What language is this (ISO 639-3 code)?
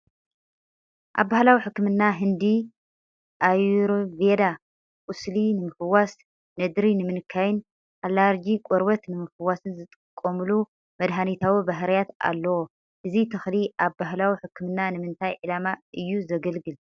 tir